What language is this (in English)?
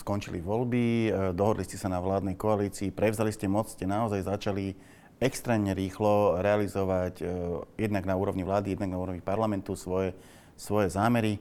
Slovak